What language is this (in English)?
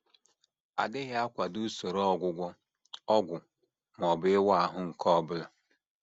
Igbo